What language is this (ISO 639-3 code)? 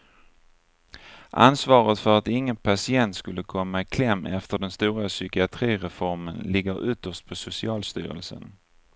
swe